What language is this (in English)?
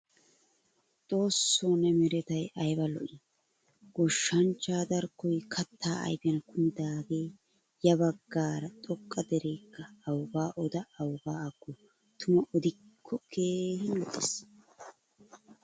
Wolaytta